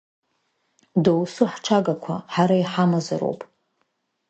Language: Abkhazian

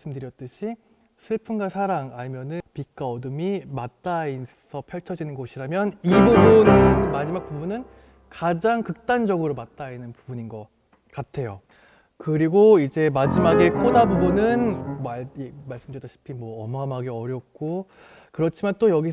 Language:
Korean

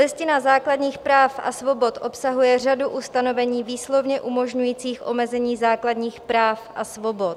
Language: Czech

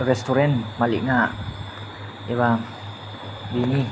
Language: Bodo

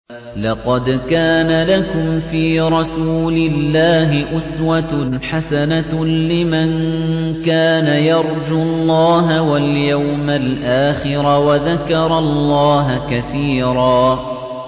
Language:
Arabic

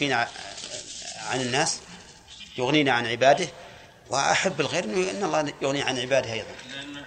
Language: Arabic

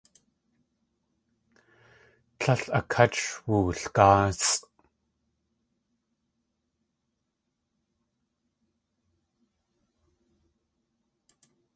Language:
Tlingit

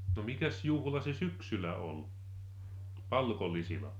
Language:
Finnish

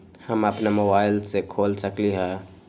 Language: Magahi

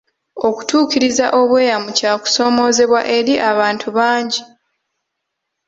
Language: Ganda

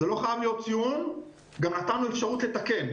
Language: Hebrew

